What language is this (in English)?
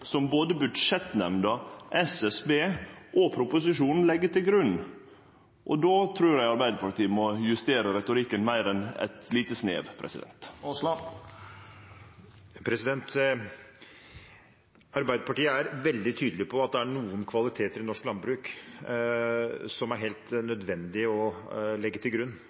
Norwegian